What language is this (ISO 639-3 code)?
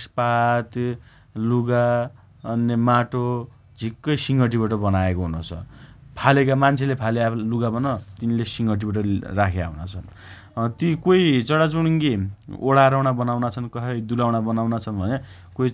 dty